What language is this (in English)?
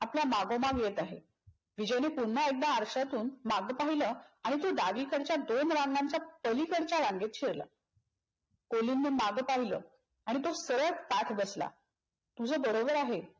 Marathi